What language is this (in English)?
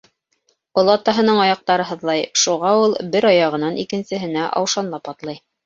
Bashkir